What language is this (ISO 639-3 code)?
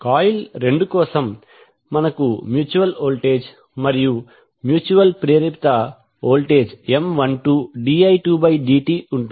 tel